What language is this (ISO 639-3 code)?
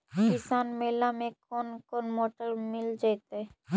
mag